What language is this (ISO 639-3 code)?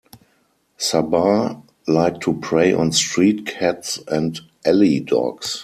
eng